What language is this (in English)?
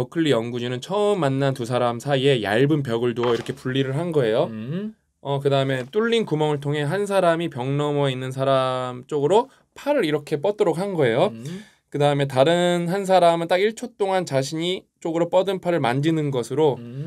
Korean